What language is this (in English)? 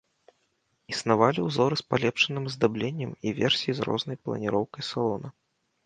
Belarusian